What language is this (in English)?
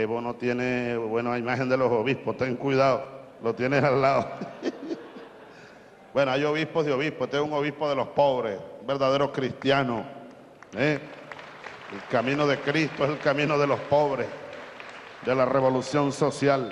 Spanish